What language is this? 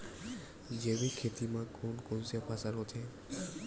Chhattisgarhi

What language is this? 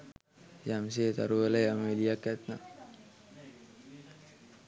Sinhala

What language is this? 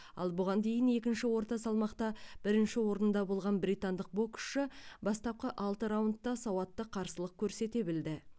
Kazakh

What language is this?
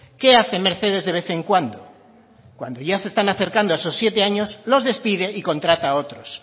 Spanish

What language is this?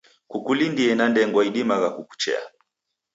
Taita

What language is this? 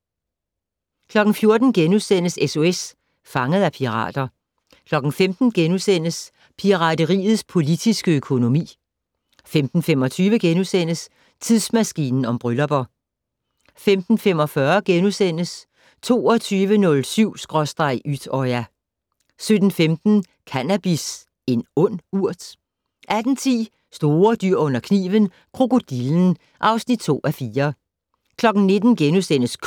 Danish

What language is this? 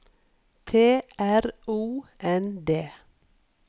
Norwegian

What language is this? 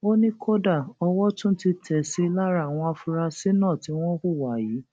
Yoruba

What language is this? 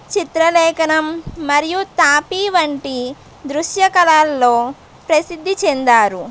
Telugu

